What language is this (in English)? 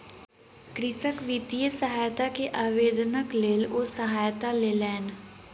Maithili